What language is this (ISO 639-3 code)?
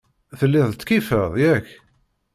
kab